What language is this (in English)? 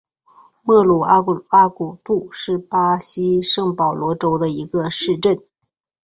Chinese